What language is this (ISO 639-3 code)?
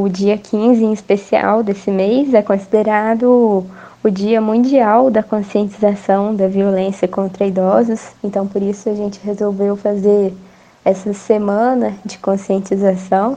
por